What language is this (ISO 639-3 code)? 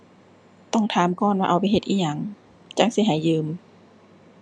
tha